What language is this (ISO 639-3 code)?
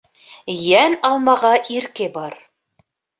bak